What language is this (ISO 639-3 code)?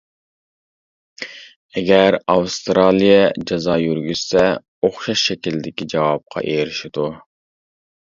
uig